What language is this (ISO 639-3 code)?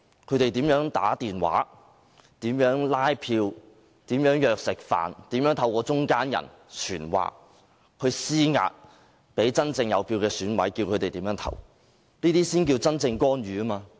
yue